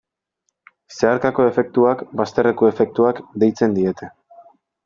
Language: Basque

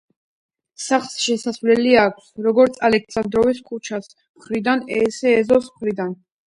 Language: Georgian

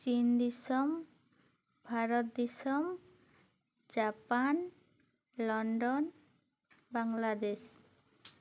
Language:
Santali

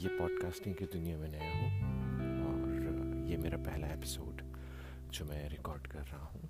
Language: Hindi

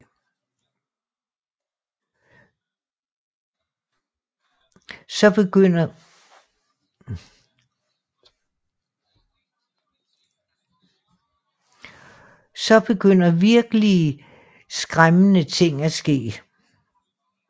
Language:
Danish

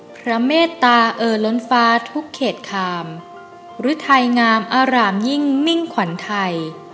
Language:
Thai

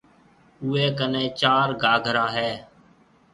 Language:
Marwari (Pakistan)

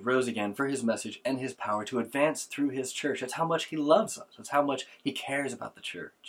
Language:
English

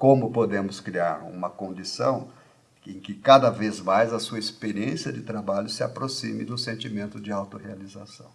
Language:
Portuguese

